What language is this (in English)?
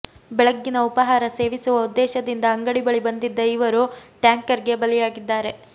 Kannada